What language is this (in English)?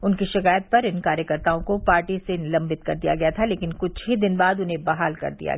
Hindi